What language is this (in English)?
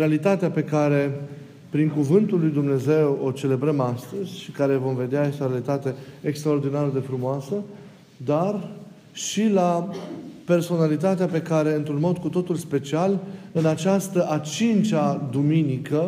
Romanian